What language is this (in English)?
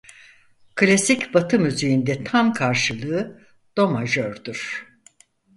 Turkish